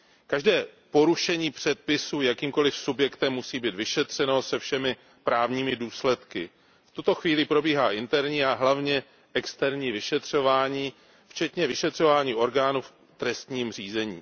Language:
Czech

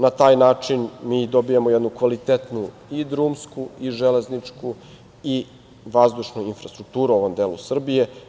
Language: Serbian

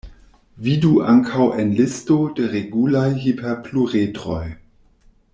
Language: Esperanto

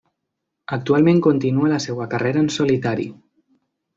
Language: Catalan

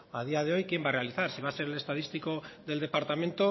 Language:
Spanish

